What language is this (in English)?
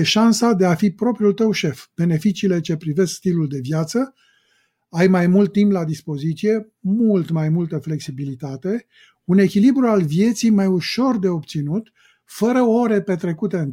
Romanian